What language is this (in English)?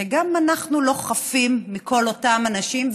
Hebrew